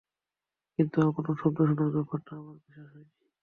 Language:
Bangla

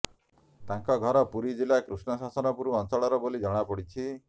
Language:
Odia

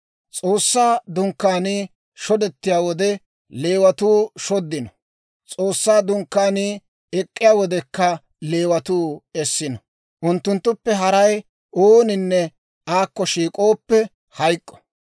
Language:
Dawro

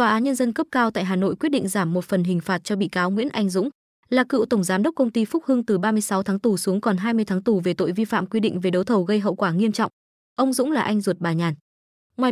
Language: Vietnamese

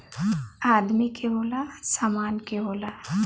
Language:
Bhojpuri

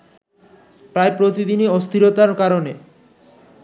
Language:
Bangla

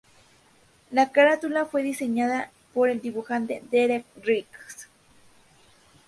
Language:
Spanish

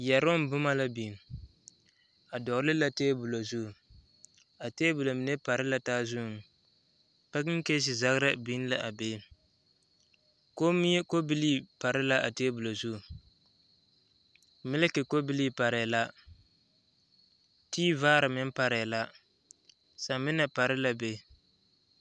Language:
Southern Dagaare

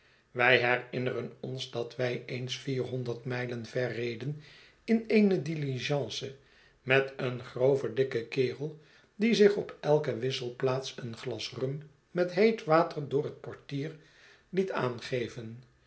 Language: Dutch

